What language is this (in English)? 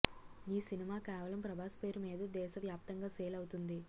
Telugu